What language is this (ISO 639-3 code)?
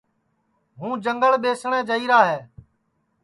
ssi